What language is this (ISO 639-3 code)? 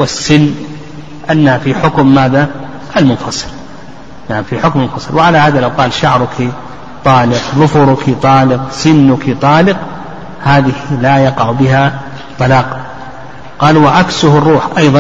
ara